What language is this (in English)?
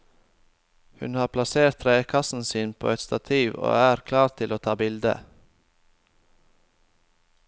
Norwegian